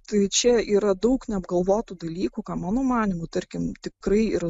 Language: Lithuanian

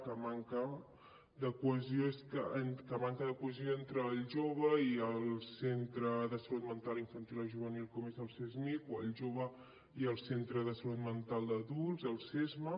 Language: Catalan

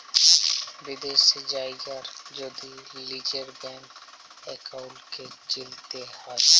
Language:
Bangla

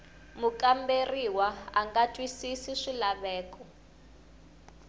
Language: Tsonga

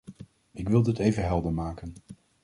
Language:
Dutch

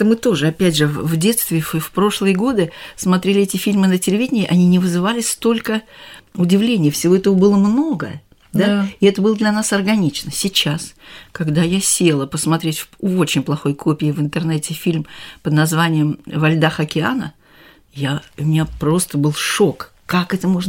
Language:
Russian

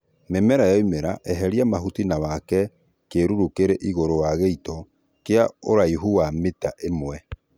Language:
Kikuyu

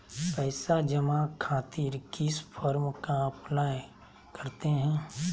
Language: Magahi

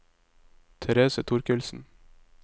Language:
Norwegian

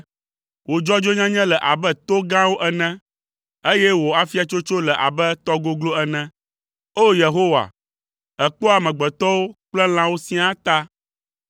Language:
Ewe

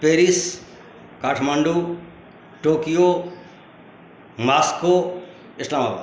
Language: Maithili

